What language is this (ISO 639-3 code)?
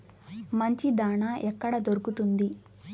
tel